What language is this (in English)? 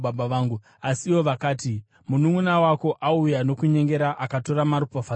Shona